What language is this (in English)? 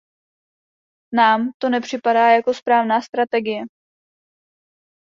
Czech